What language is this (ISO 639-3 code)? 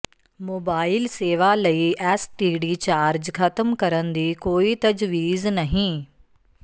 pan